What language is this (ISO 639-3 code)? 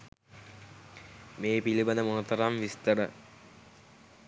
sin